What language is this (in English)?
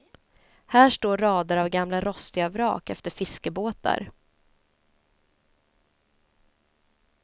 Swedish